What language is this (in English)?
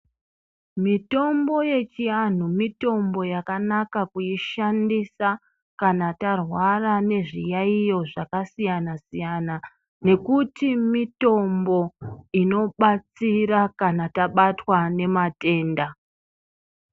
Ndau